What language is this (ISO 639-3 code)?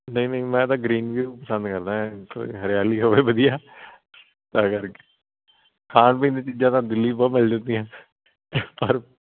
pan